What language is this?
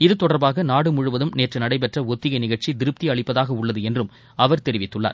Tamil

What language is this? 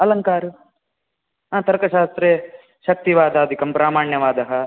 Sanskrit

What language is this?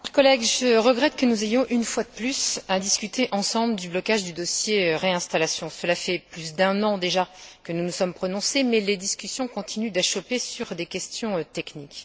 French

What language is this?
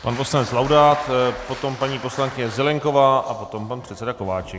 Czech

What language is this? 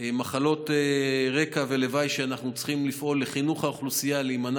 Hebrew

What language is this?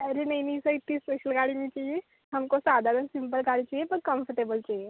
Hindi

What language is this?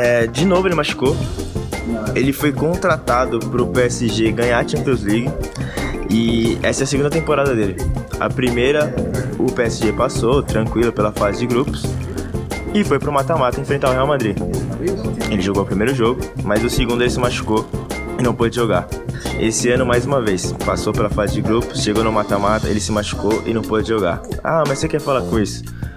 Portuguese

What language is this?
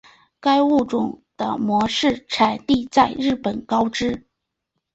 Chinese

